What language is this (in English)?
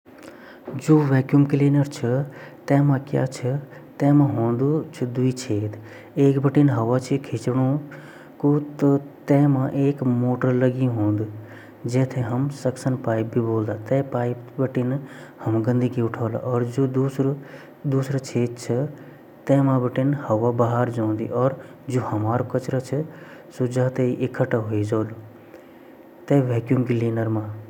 Garhwali